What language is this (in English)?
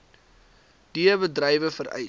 Afrikaans